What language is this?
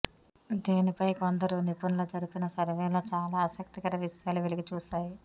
Telugu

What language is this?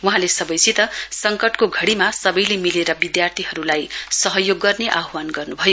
Nepali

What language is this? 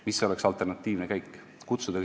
Estonian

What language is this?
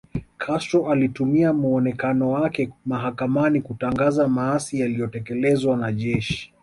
Swahili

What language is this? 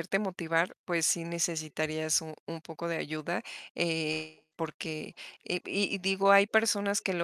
Spanish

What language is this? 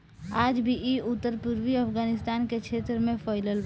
Bhojpuri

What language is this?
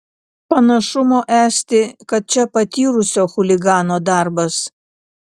Lithuanian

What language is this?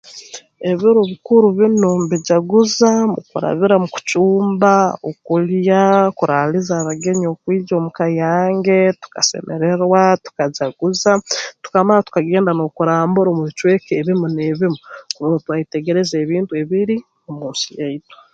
Tooro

